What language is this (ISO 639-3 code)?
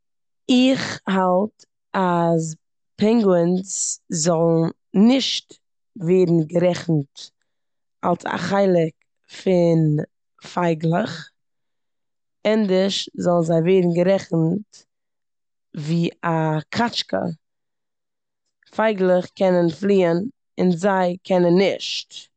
yid